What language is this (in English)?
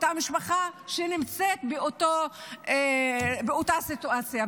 Hebrew